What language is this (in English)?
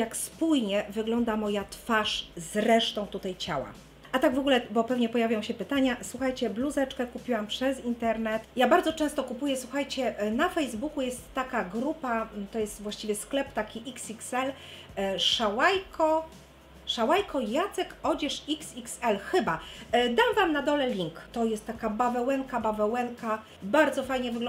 Polish